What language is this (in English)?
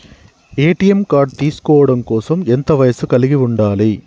Telugu